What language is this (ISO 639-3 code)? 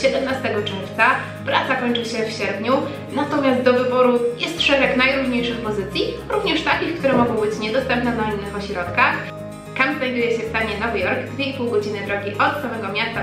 pol